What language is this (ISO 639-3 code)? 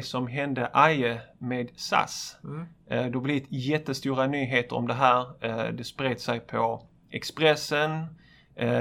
swe